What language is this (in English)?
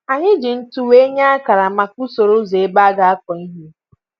Igbo